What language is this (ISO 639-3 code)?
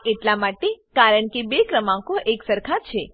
guj